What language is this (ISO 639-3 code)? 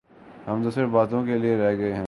urd